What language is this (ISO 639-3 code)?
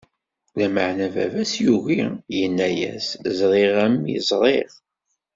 kab